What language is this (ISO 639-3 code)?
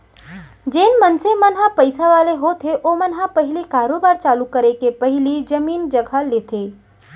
hne